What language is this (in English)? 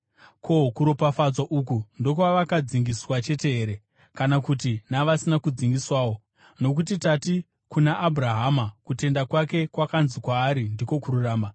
Shona